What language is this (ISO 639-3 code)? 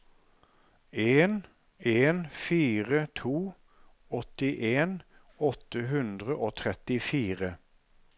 nor